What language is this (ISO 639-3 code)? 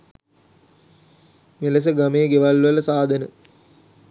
sin